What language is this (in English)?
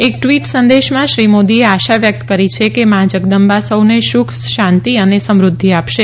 Gujarati